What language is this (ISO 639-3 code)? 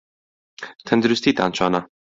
ckb